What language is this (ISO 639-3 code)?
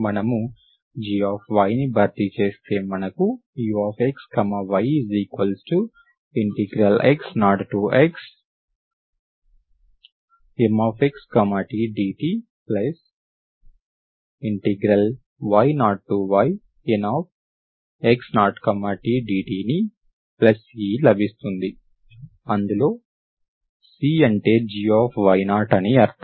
tel